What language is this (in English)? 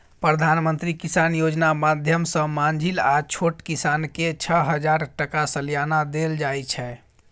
Maithili